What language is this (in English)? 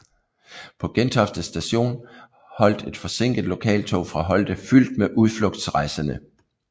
Danish